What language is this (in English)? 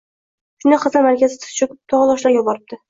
Uzbek